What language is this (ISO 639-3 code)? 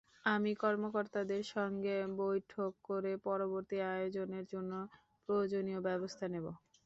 ben